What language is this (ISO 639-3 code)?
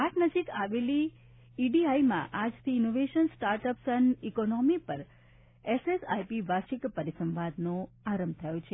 guj